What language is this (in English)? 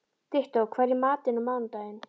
Icelandic